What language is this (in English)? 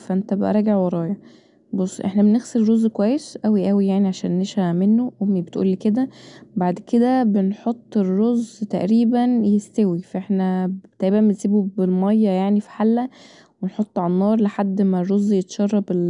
Egyptian Arabic